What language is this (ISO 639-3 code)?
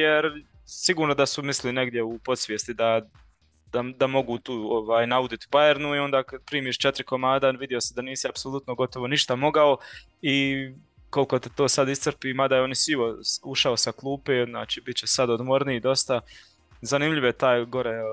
hrv